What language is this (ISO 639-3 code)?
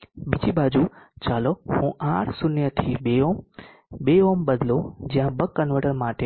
guj